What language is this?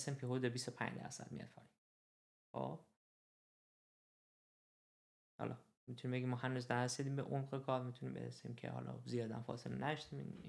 Persian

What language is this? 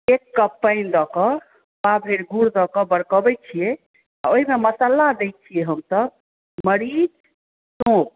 Maithili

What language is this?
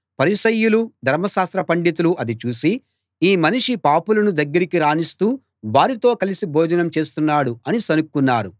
Telugu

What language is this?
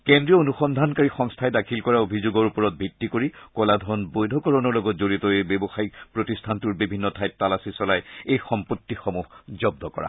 Assamese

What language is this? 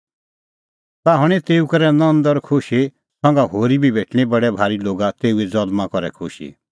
Kullu Pahari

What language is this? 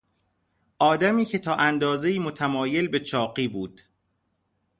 Persian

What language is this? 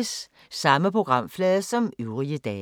Danish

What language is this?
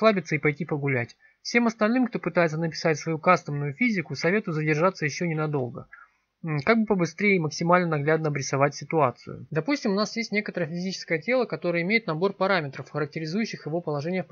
Russian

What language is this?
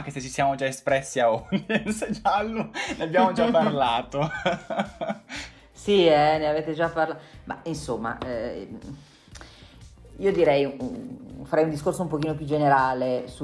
Italian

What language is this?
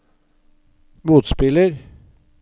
Norwegian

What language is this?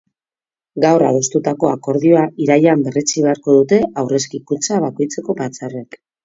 Basque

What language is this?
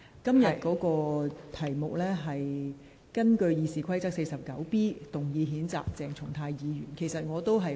Cantonese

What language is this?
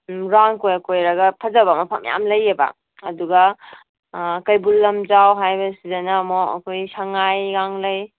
Manipuri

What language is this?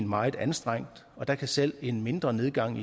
Danish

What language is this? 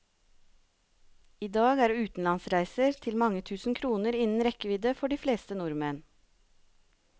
Norwegian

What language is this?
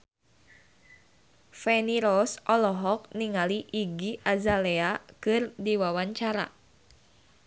Sundanese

